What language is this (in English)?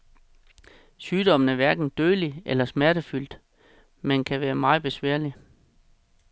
Danish